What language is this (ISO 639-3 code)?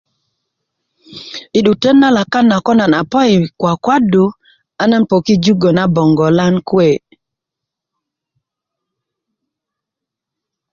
ukv